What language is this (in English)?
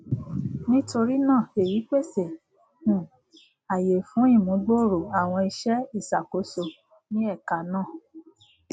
Yoruba